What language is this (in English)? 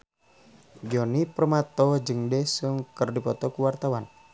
Sundanese